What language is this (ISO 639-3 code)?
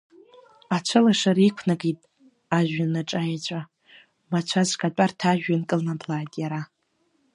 abk